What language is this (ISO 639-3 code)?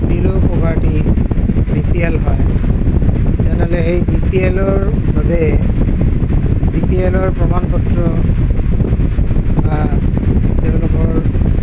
asm